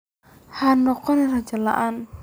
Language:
Somali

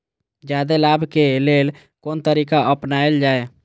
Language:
Maithili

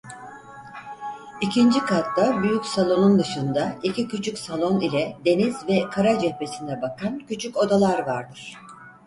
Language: Turkish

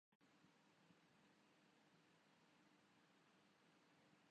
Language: Urdu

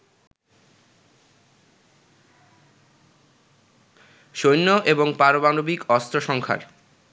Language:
Bangla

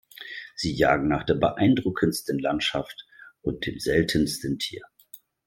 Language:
German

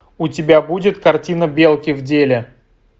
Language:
Russian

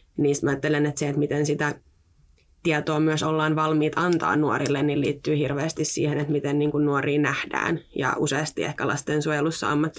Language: Finnish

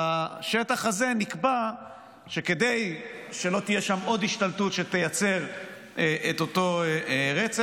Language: Hebrew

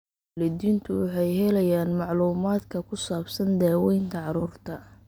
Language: Somali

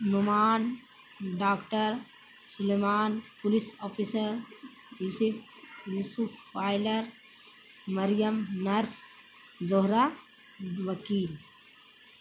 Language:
Urdu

